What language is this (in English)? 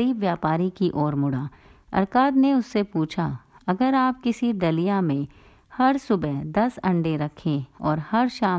Hindi